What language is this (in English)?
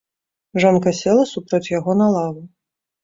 Belarusian